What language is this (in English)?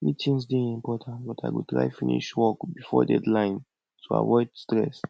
Nigerian Pidgin